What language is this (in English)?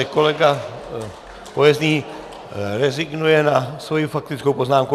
Czech